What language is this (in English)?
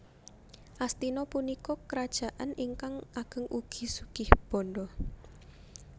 Javanese